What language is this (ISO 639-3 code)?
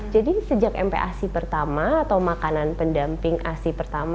ind